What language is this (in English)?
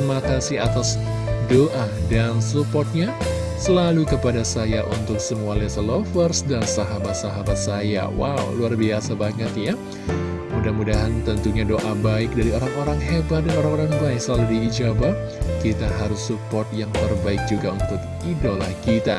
Indonesian